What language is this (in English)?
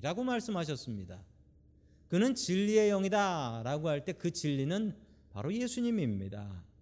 Korean